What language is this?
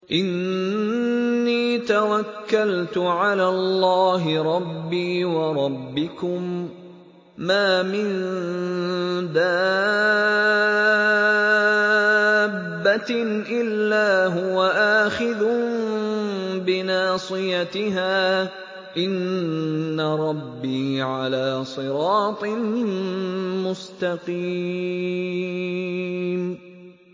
Arabic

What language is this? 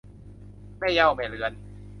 Thai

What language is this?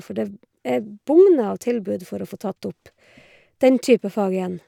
Norwegian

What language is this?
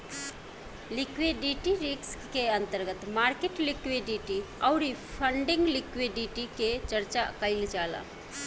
Bhojpuri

